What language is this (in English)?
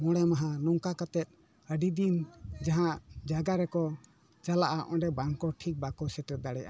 Santali